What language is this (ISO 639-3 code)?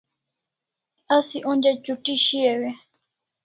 kls